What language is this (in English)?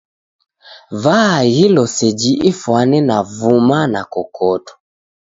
Taita